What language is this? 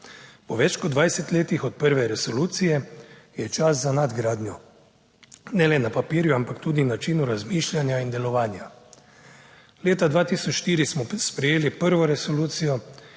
Slovenian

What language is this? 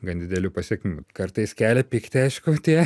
Lithuanian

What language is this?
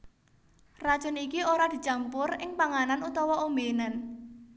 Javanese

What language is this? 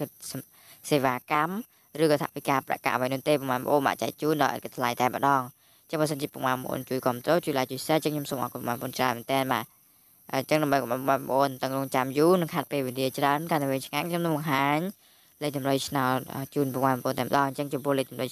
Dutch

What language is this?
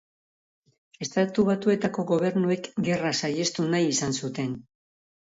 Basque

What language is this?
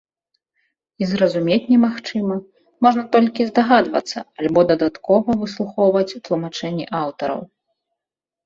Belarusian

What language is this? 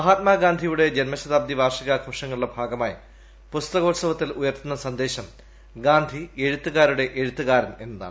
Malayalam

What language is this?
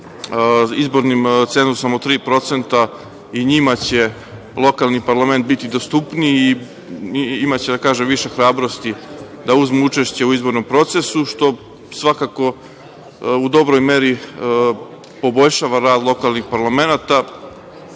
Serbian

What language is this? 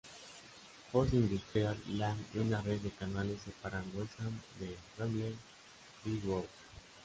Spanish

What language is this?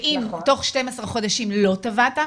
Hebrew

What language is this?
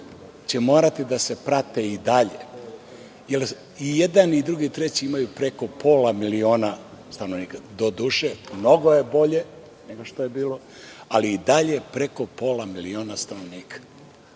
Serbian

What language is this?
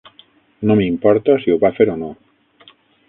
Catalan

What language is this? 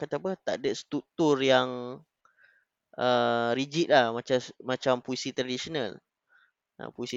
Malay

